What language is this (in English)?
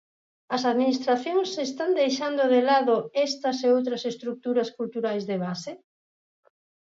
Galician